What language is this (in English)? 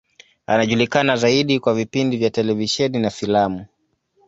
Swahili